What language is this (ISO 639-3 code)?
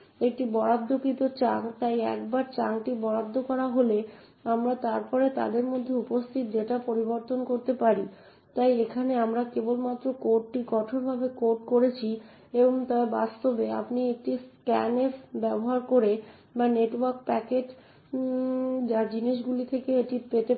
ben